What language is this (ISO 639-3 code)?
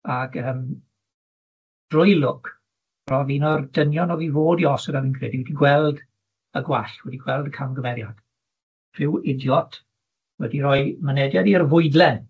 cym